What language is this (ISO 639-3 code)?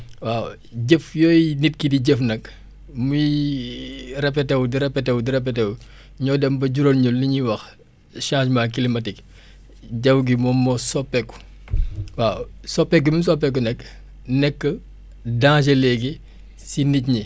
wol